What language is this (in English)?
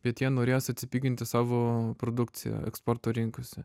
Lithuanian